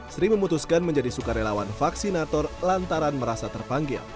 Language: Indonesian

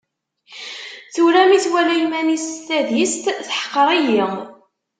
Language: Kabyle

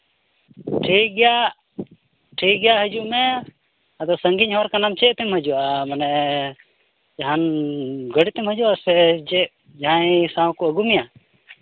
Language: Santali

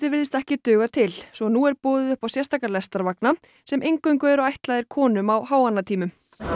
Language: Icelandic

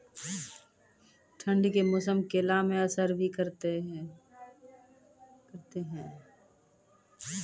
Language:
Maithili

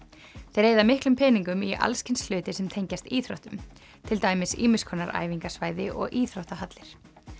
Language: Icelandic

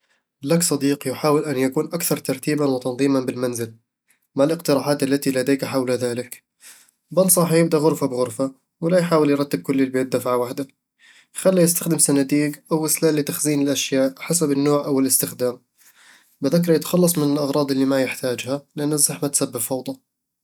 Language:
Eastern Egyptian Bedawi Arabic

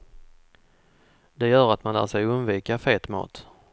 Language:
Swedish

